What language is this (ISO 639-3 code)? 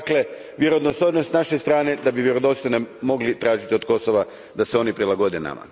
hrv